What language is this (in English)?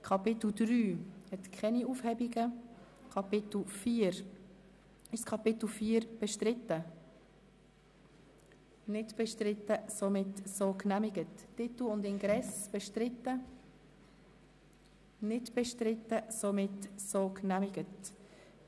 Swiss German